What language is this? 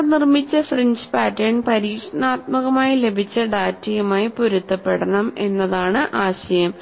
Malayalam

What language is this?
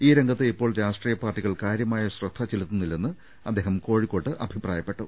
Malayalam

